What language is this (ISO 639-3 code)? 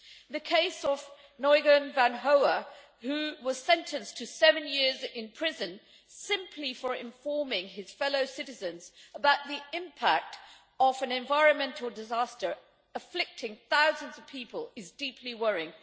eng